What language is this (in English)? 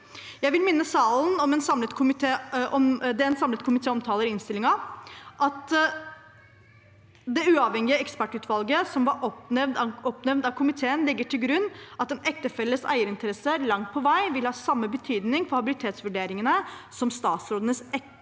Norwegian